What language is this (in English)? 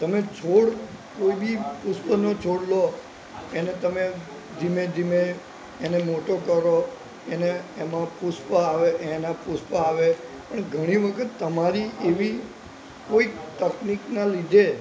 Gujarati